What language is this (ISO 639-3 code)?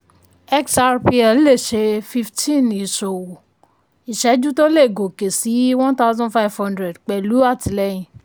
yor